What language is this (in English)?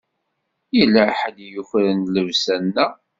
Kabyle